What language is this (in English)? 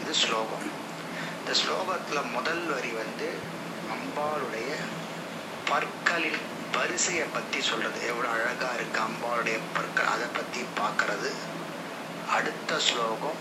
Tamil